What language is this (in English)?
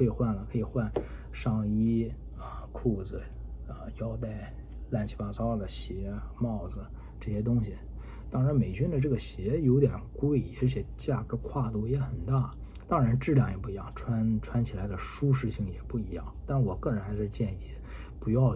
Chinese